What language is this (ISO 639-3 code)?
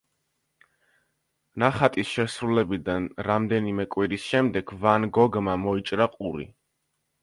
kat